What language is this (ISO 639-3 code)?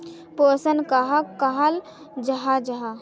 mag